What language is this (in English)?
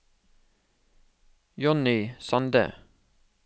Norwegian